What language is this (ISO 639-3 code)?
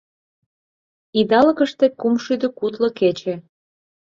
chm